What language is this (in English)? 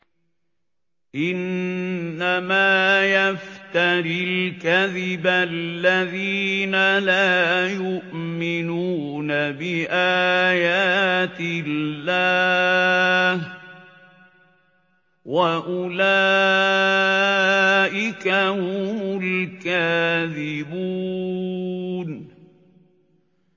Arabic